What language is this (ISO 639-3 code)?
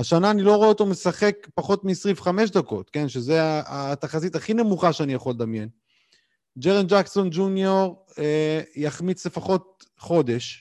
heb